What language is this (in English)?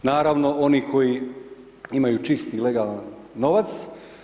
Croatian